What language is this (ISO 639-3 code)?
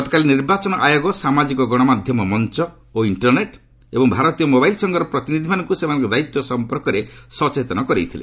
ori